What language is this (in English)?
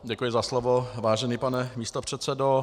Czech